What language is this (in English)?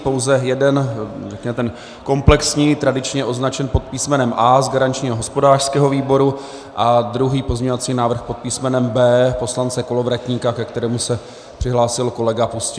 Czech